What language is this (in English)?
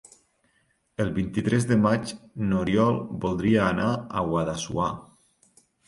Catalan